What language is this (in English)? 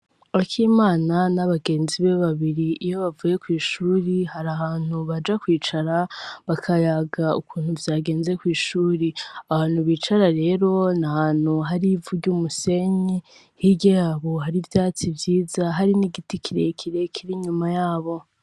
Rundi